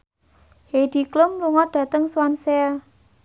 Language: Javanese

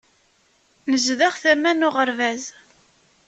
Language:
Kabyle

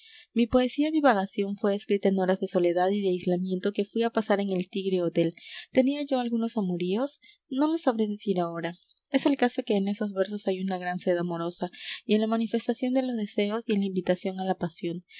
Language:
Spanish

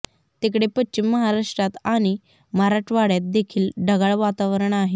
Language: Marathi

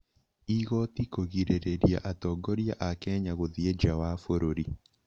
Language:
Kikuyu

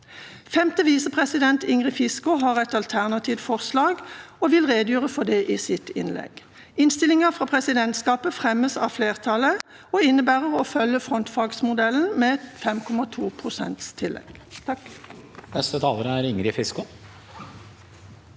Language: Norwegian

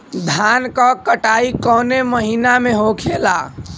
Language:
Bhojpuri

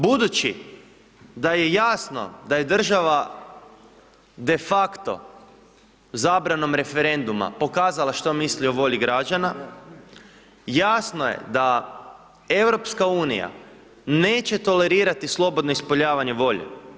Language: Croatian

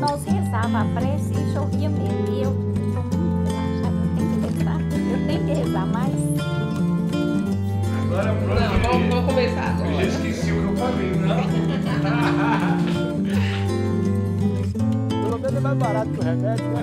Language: Portuguese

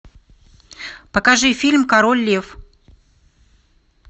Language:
Russian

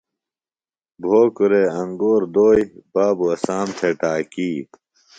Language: Phalura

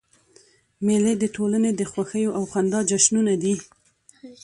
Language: Pashto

